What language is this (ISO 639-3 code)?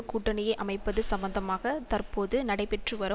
tam